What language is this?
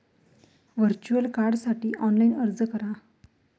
Marathi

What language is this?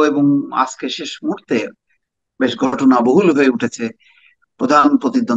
Arabic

